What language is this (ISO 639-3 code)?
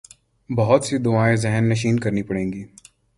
urd